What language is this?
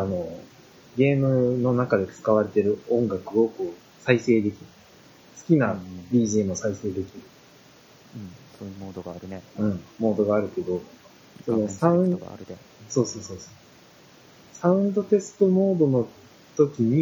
Japanese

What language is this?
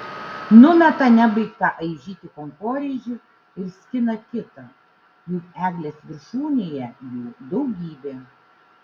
Lithuanian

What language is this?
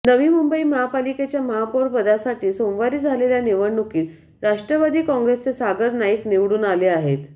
Marathi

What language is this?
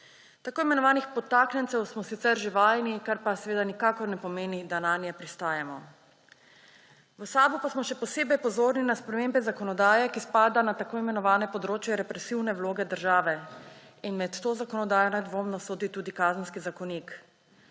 Slovenian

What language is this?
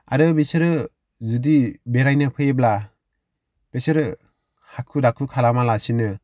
Bodo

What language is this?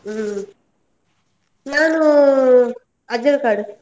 Kannada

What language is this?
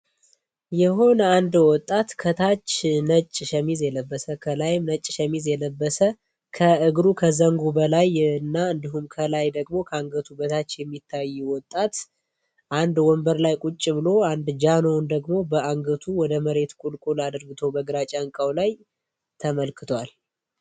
Amharic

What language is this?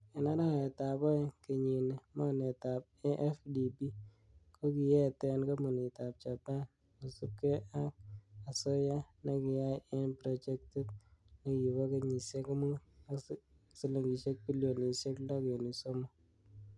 Kalenjin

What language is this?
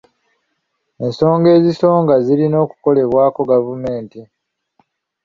Ganda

